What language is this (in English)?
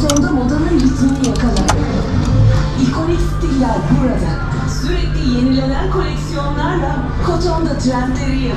Persian